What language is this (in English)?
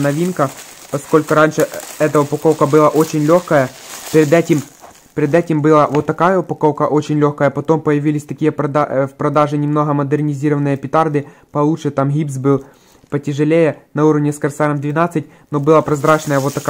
Russian